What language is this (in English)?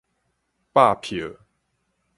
Min Nan Chinese